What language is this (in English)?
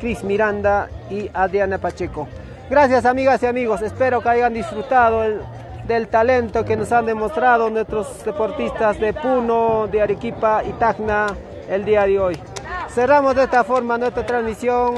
Spanish